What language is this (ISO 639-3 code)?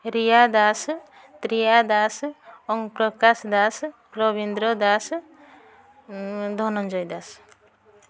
ori